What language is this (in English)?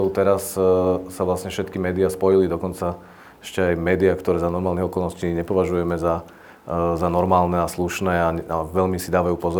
Slovak